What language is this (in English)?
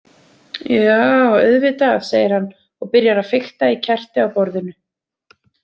Icelandic